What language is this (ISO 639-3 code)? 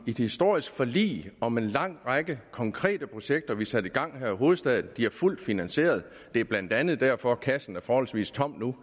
dan